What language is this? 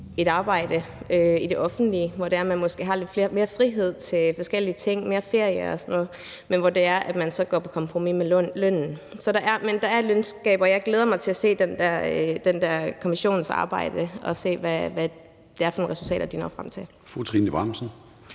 Danish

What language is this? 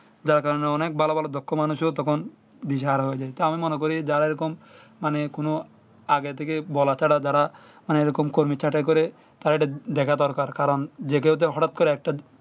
Bangla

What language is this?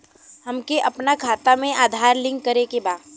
Bhojpuri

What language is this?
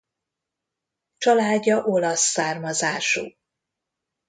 Hungarian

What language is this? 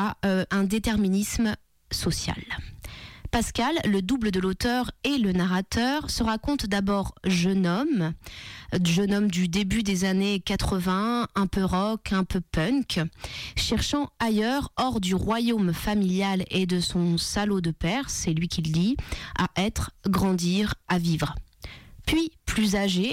French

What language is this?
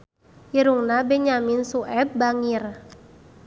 Sundanese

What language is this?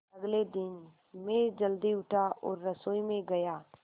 Hindi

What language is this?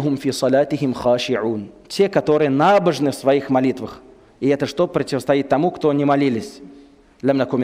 Russian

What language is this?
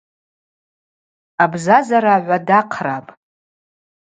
Abaza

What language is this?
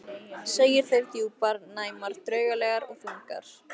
Icelandic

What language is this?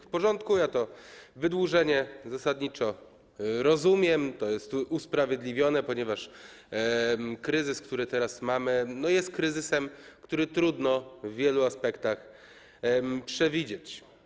Polish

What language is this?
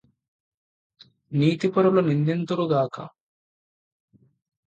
Telugu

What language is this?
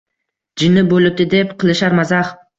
Uzbek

